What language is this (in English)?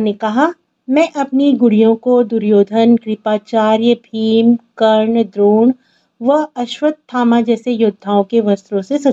Hindi